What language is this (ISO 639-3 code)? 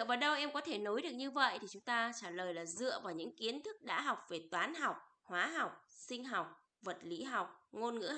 vie